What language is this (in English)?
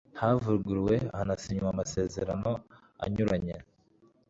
Kinyarwanda